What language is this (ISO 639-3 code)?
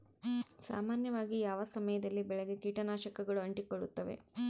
kan